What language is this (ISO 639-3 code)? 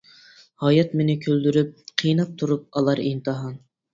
uig